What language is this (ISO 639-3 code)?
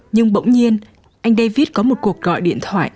vie